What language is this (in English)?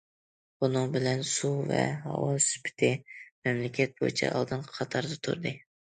Uyghur